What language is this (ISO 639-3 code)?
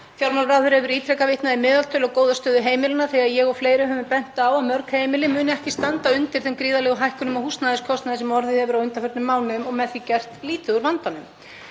isl